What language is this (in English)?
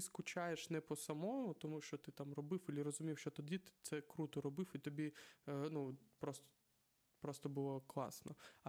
Ukrainian